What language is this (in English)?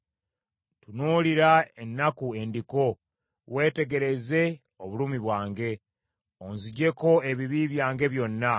Ganda